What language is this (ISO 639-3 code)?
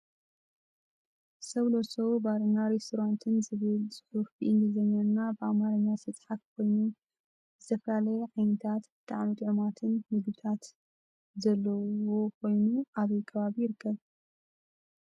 tir